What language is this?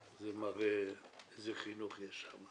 Hebrew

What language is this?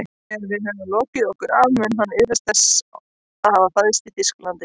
Icelandic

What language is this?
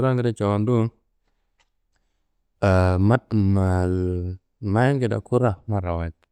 Kanembu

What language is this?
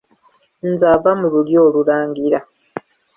Ganda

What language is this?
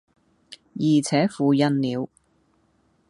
Cantonese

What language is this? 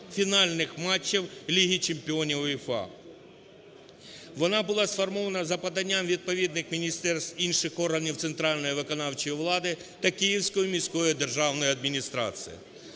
Ukrainian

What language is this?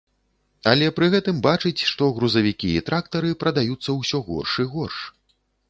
Belarusian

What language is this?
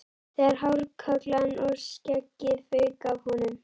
Icelandic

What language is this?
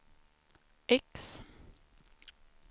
Swedish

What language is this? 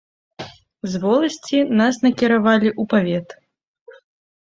Belarusian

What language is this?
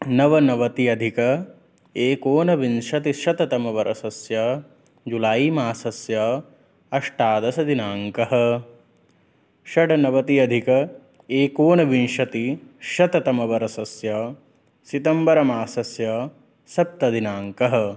Sanskrit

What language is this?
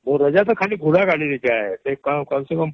Odia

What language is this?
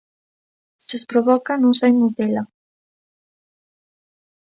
Galician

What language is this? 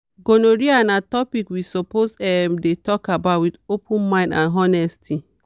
Nigerian Pidgin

